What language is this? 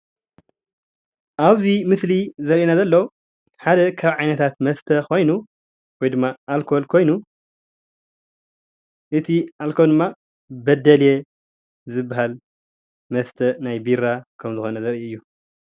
Tigrinya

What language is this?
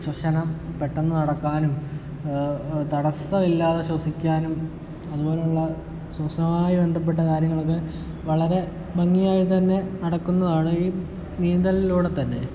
Malayalam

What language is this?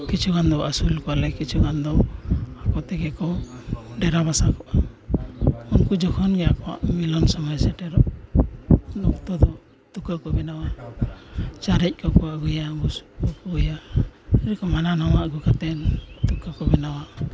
Santali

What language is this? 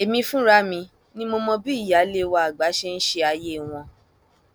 Yoruba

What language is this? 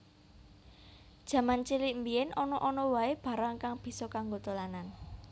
Javanese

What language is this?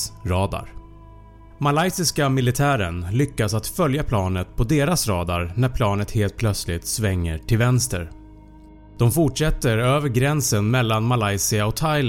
Swedish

